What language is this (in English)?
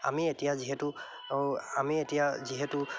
Assamese